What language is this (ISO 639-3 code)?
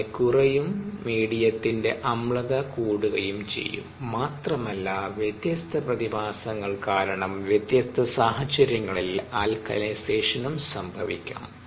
mal